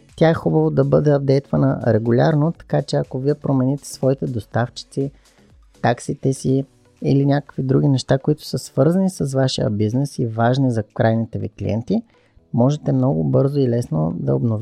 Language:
Bulgarian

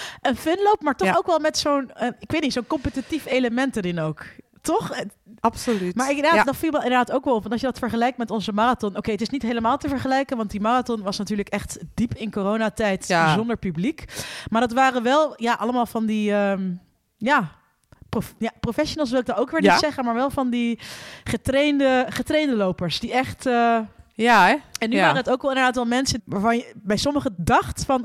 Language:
Dutch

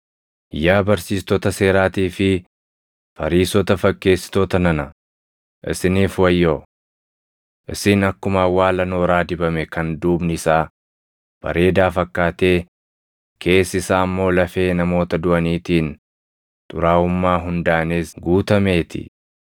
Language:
Oromo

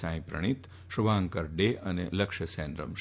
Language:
Gujarati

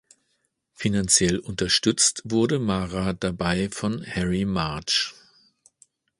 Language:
German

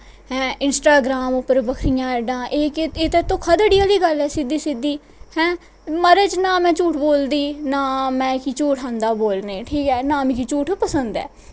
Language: Dogri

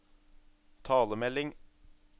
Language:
Norwegian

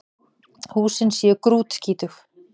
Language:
Icelandic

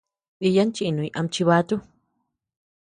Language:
Tepeuxila Cuicatec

